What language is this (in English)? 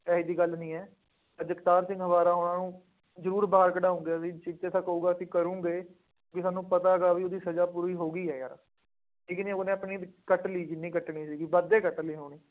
Punjabi